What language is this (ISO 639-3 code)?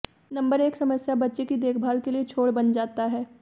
hin